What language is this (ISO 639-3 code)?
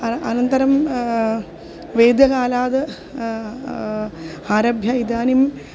san